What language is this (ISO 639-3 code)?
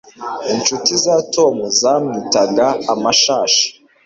kin